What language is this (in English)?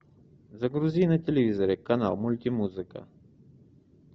Russian